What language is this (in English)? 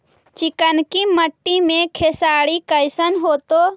Magahi